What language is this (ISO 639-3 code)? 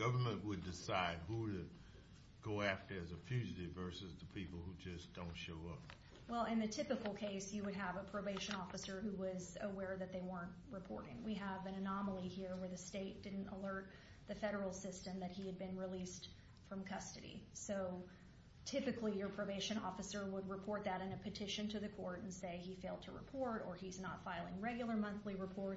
eng